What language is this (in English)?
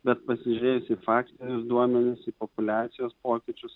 Lithuanian